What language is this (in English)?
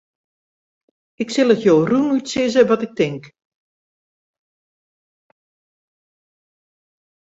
Western Frisian